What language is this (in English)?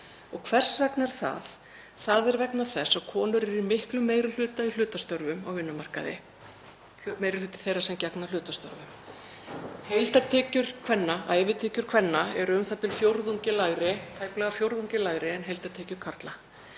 Icelandic